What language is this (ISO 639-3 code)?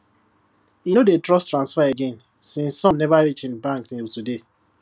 pcm